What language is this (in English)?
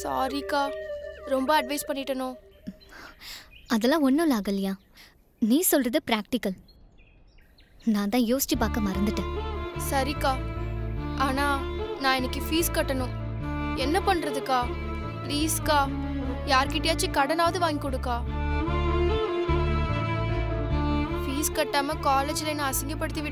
Hindi